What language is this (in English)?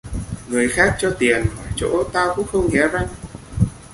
Vietnamese